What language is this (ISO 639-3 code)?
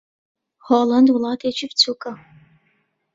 ckb